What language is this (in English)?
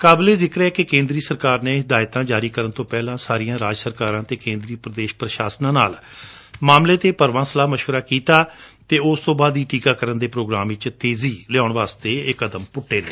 Punjabi